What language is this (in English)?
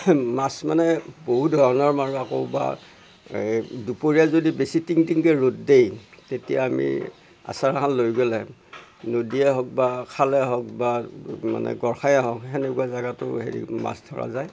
Assamese